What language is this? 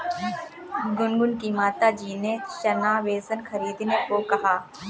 Hindi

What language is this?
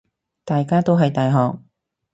Cantonese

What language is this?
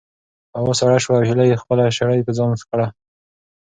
Pashto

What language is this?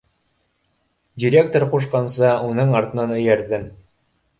Bashkir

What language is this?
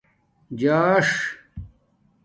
Domaaki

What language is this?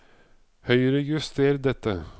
Norwegian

